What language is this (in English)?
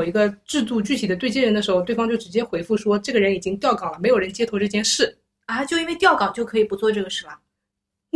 Chinese